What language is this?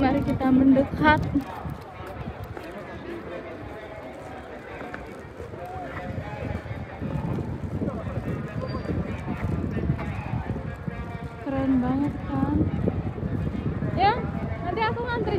Indonesian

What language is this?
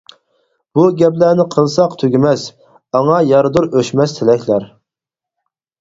Uyghur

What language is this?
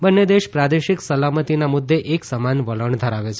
Gujarati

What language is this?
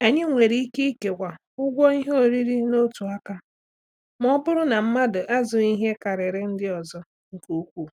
Igbo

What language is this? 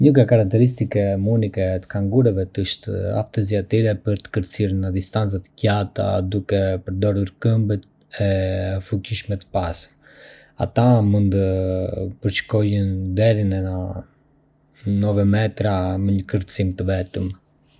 Arbëreshë Albanian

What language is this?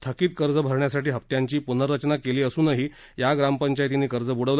Marathi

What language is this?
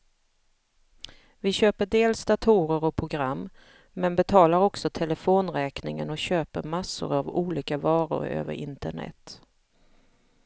Swedish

